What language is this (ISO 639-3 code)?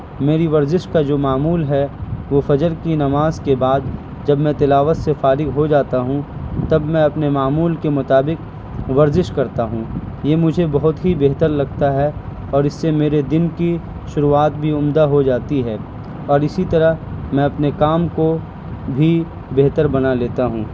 urd